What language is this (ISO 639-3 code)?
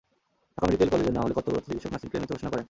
ben